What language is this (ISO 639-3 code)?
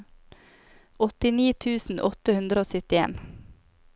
nor